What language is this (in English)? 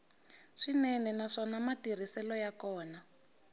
Tsonga